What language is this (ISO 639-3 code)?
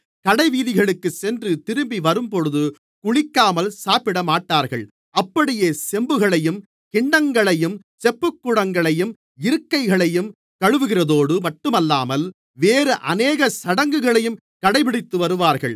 tam